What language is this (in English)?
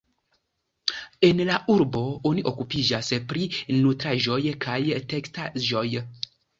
Esperanto